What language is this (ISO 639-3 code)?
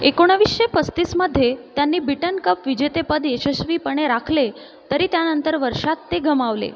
mar